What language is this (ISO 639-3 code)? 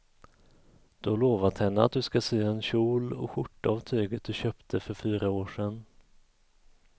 swe